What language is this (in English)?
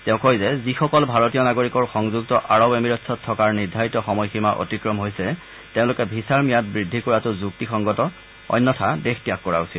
Assamese